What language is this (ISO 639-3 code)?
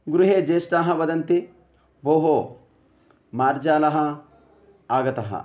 san